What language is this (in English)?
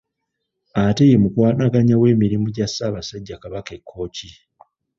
Ganda